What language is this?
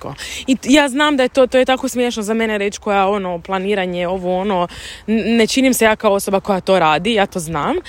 Croatian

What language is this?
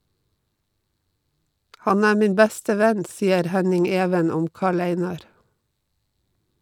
Norwegian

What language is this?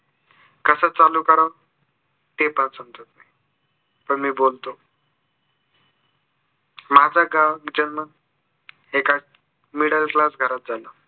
Marathi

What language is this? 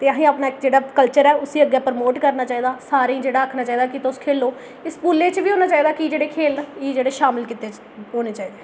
Dogri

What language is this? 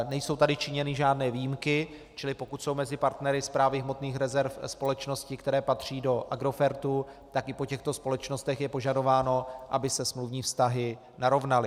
Czech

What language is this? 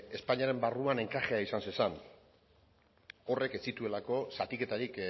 Basque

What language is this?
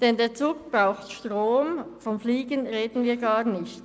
Swiss German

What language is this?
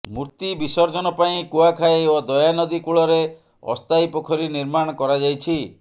Odia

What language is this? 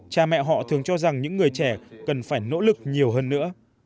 Vietnamese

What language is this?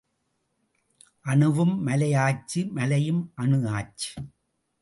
Tamil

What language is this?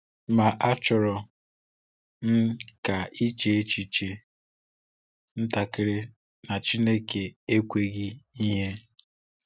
Igbo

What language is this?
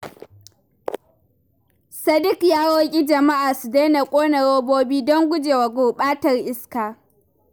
Hausa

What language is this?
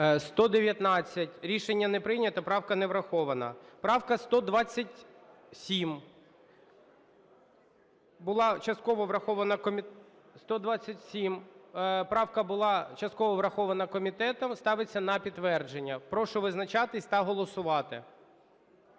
Ukrainian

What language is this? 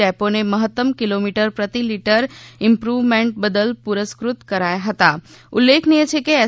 Gujarati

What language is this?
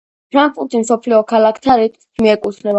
Georgian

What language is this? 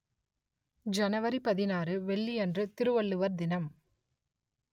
Tamil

